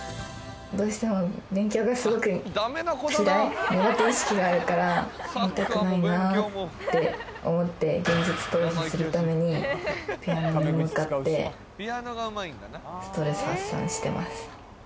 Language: Japanese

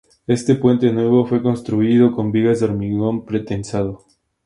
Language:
Spanish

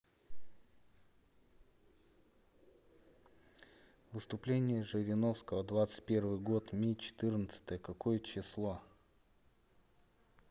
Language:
Russian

